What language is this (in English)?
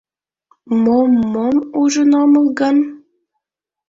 Mari